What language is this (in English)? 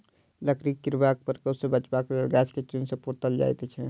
Maithili